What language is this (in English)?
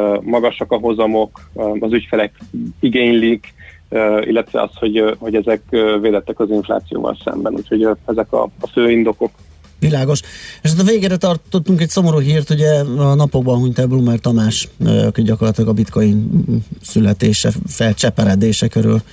Hungarian